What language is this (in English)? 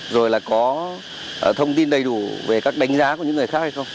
Vietnamese